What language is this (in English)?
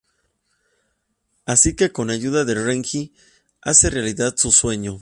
Spanish